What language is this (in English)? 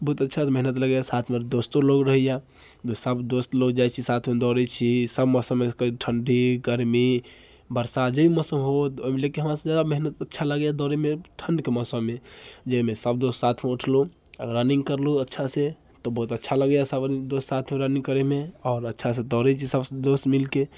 Maithili